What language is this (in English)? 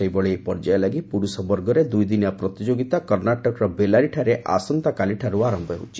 Odia